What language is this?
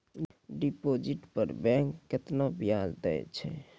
Maithili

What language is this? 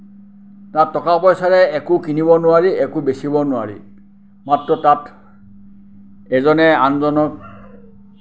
Assamese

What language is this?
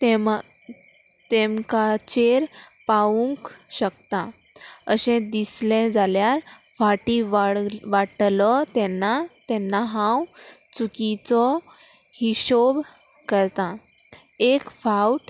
Konkani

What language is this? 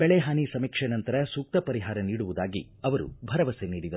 Kannada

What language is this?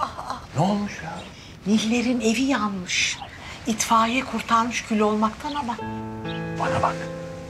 Turkish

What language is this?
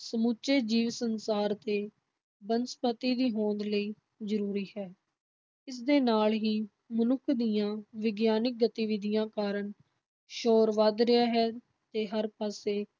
Punjabi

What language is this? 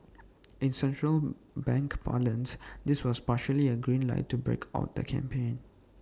English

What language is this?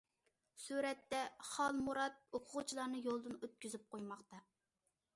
Uyghur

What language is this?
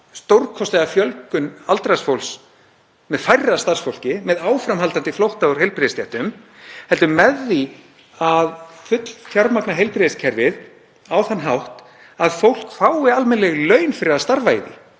Icelandic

